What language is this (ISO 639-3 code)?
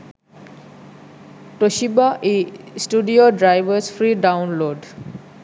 sin